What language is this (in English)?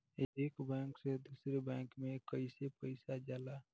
Bhojpuri